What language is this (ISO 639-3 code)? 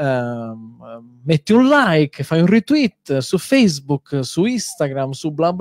ita